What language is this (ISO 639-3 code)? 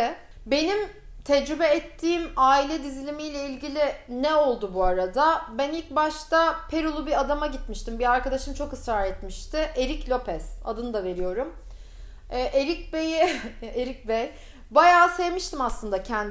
tur